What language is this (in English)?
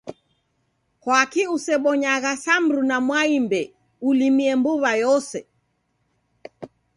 Taita